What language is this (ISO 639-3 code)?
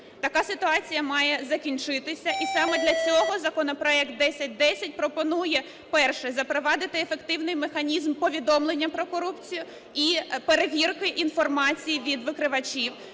ukr